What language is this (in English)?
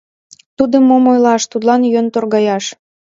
Mari